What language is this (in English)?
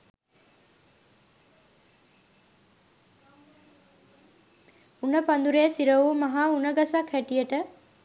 Sinhala